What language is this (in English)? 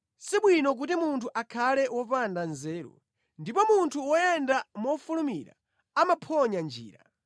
Nyanja